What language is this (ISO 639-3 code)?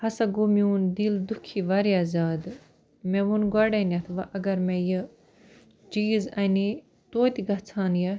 kas